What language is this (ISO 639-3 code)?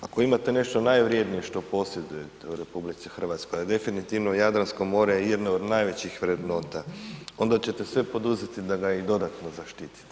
hrv